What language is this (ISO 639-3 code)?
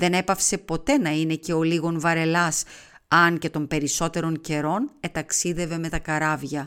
ell